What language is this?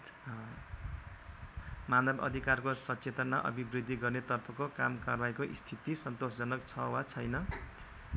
Nepali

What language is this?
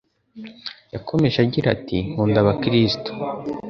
Kinyarwanda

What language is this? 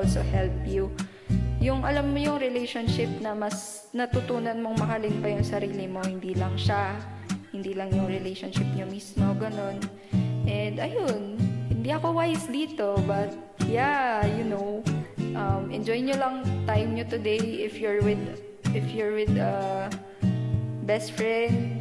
Filipino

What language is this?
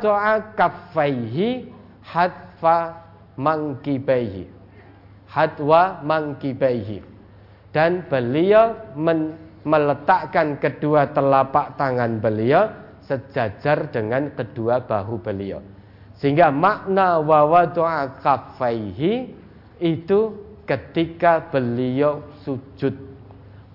Indonesian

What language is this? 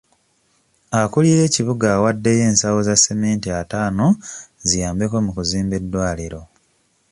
Ganda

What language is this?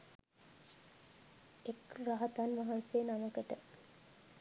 Sinhala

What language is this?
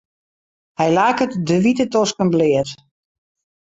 Western Frisian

